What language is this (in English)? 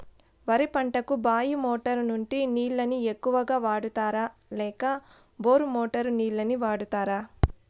Telugu